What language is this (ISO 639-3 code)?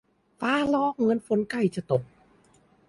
tha